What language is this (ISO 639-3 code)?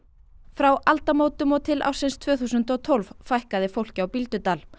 isl